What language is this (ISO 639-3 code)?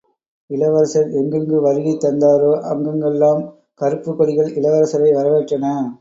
tam